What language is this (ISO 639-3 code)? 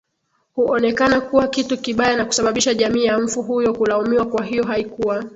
swa